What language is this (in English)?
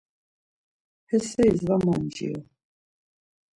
Laz